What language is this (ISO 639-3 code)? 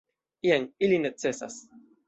epo